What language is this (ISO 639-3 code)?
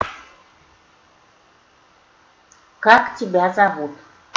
rus